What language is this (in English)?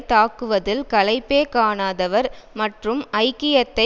Tamil